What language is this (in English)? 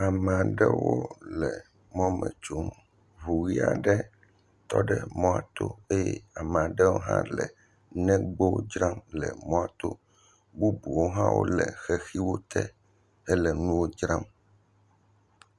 Ewe